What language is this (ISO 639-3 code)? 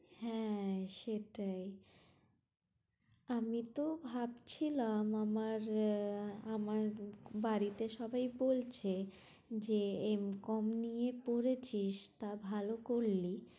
ben